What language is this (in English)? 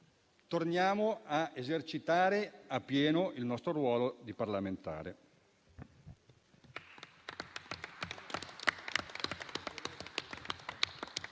Italian